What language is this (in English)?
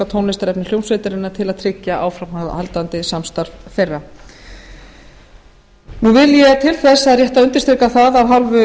Icelandic